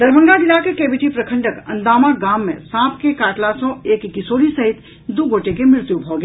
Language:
Maithili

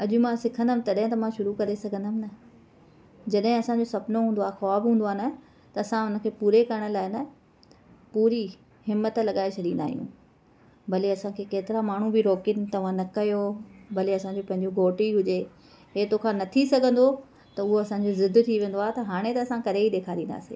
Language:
Sindhi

